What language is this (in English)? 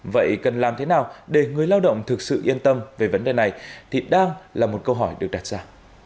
Vietnamese